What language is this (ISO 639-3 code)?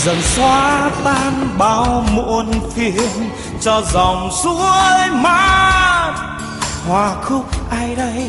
vie